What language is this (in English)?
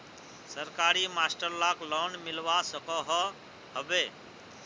Magahi